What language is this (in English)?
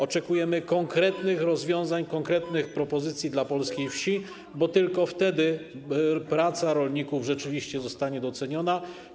Polish